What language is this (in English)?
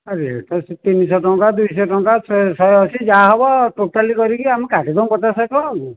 Odia